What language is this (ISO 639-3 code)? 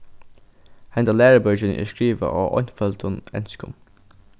fao